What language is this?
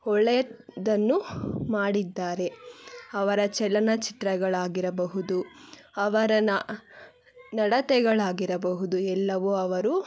Kannada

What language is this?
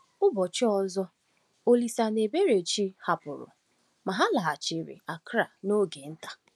Igbo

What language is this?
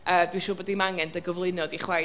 Welsh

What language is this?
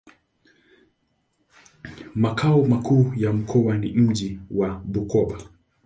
Swahili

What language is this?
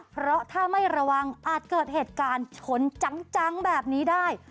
Thai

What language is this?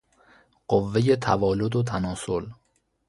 Persian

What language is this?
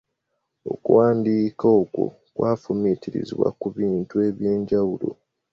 Ganda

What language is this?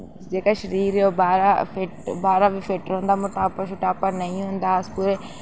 Dogri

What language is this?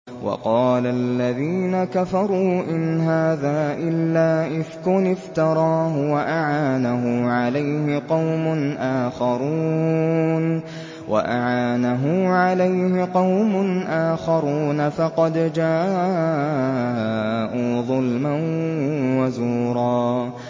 Arabic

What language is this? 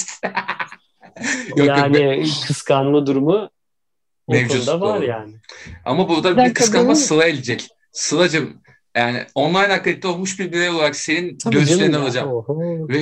Turkish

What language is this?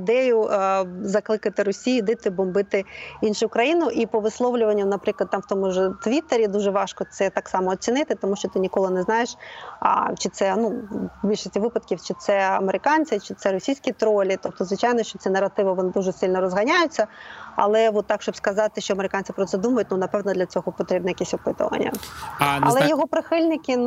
Ukrainian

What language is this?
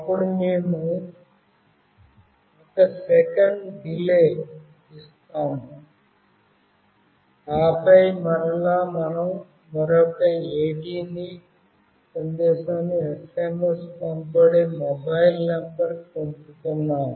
Telugu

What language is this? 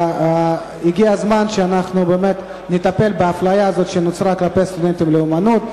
Hebrew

